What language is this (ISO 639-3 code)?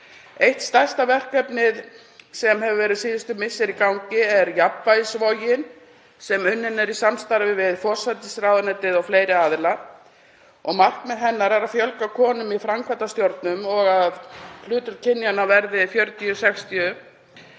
isl